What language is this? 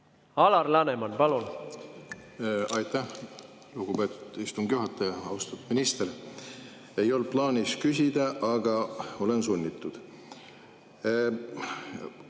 Estonian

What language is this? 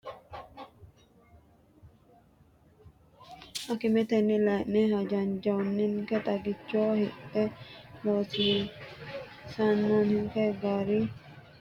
Sidamo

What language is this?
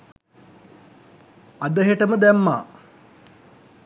Sinhala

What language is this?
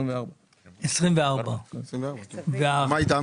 Hebrew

